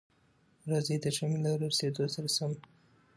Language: Pashto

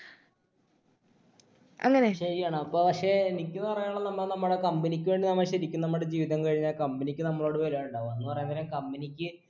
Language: Malayalam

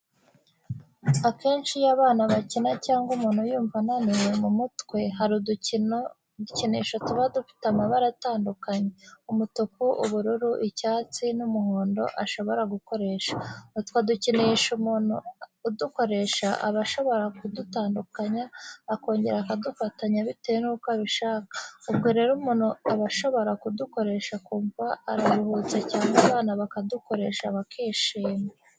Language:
Kinyarwanda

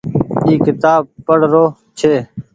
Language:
Goaria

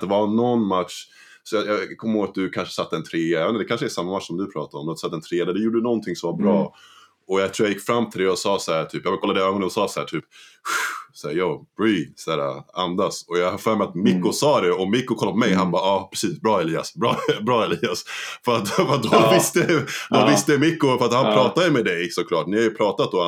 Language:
Swedish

